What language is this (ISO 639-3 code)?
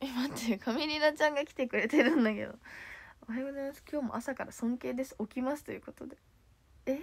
jpn